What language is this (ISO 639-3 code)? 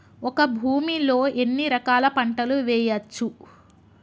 tel